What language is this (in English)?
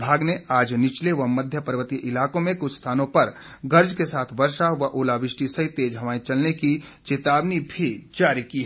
Hindi